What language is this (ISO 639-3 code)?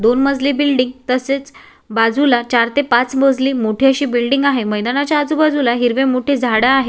mar